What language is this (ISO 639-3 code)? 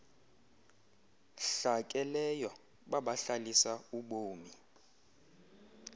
xho